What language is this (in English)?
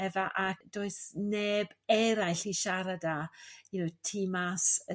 Welsh